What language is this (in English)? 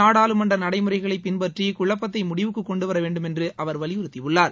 Tamil